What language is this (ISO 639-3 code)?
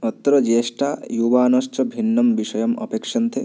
san